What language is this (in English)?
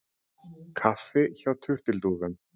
Icelandic